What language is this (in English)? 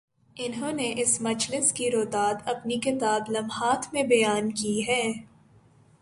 Urdu